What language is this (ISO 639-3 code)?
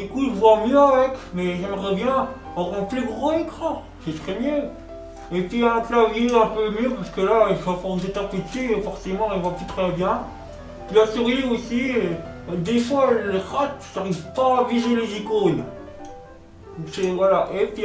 fra